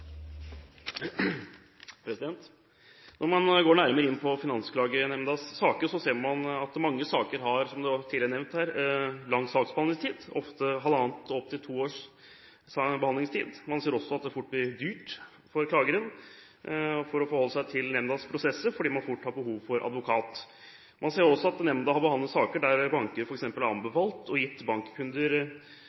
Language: Norwegian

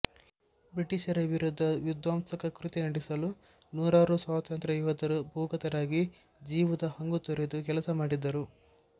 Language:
Kannada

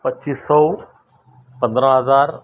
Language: Urdu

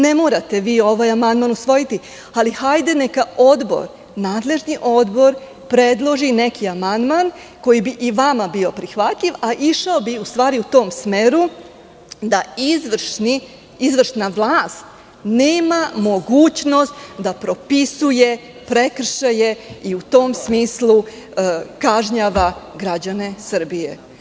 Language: Serbian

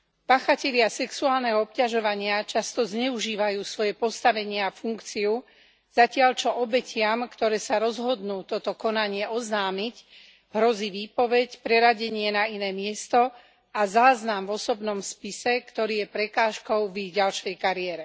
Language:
Slovak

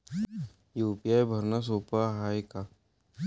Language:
Marathi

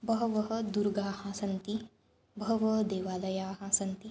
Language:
Sanskrit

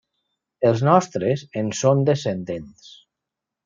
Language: Catalan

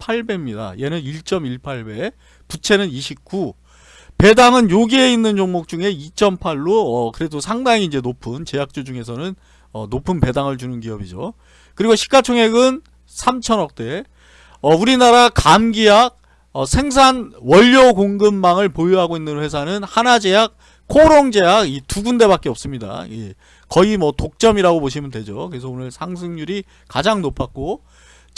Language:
Korean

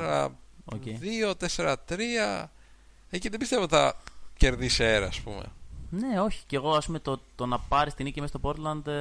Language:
Greek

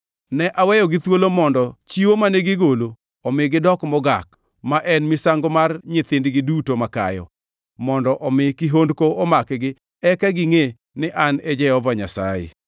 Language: Luo (Kenya and Tanzania)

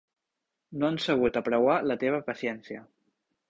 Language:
Catalan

